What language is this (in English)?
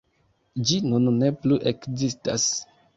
Esperanto